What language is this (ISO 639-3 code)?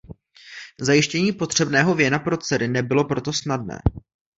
ces